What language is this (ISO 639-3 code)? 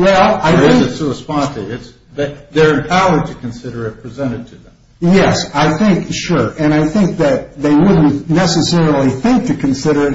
eng